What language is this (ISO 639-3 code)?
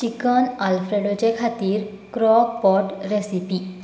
kok